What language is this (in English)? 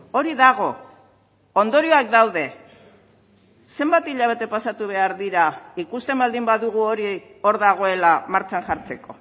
Basque